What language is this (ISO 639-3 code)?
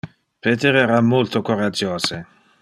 ina